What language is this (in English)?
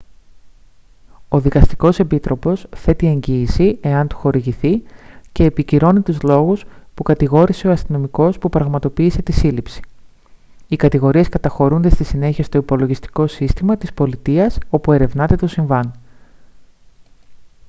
Greek